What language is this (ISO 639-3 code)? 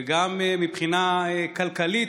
heb